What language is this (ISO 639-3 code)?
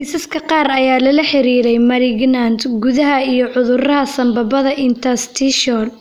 som